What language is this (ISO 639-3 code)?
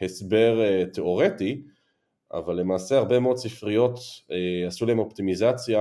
heb